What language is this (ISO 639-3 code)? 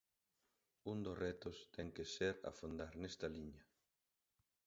glg